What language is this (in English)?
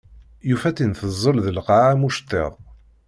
Kabyle